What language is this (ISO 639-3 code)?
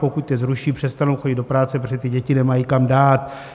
ces